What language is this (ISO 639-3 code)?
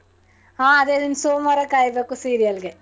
kan